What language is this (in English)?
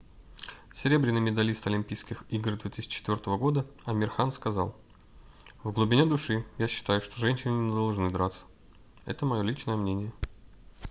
Russian